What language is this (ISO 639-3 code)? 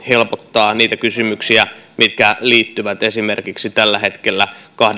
fin